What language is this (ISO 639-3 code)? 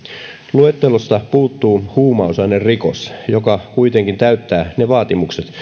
fin